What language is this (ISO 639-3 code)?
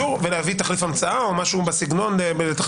heb